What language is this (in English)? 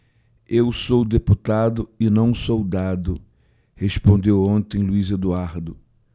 Portuguese